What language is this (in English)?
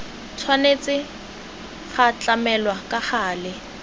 Tswana